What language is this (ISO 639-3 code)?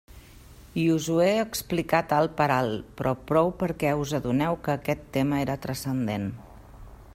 cat